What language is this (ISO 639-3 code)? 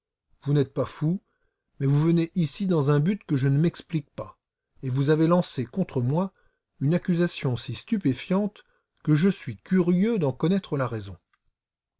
fra